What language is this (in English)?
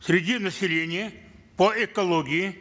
Kazakh